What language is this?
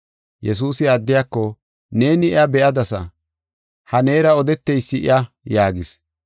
Gofa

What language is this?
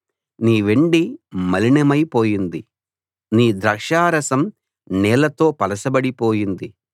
Telugu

